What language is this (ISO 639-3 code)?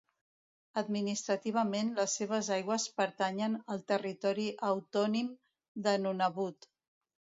cat